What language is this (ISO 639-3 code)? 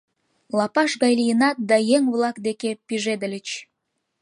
chm